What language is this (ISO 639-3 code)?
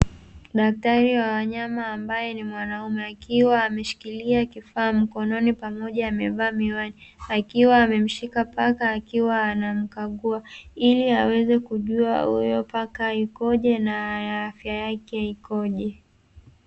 swa